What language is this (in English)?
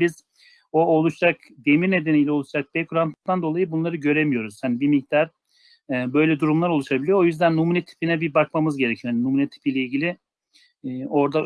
Turkish